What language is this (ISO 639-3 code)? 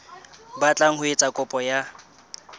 sot